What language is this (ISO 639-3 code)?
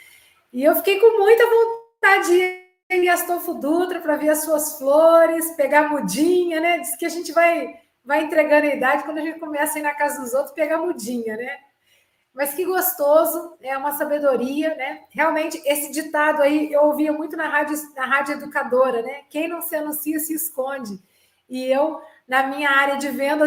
por